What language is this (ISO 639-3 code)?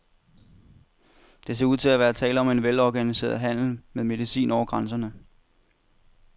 dan